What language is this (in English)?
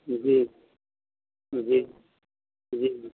Maithili